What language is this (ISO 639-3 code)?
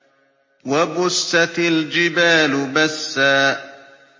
ara